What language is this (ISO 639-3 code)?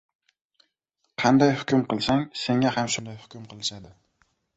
uzb